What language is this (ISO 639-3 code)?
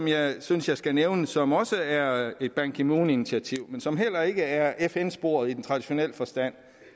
dan